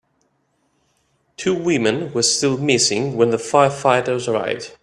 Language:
English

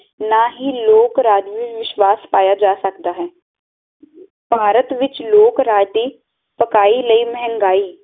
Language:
Punjabi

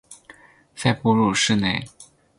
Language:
Chinese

